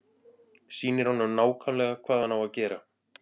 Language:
Icelandic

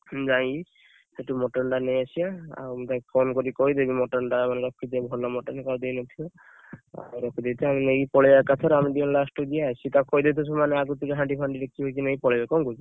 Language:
Odia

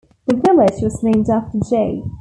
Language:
English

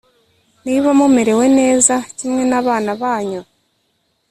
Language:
Kinyarwanda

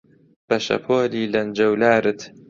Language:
Central Kurdish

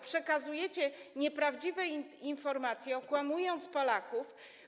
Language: Polish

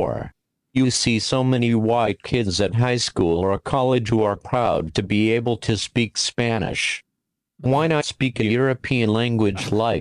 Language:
Danish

